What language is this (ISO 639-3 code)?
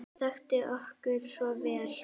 isl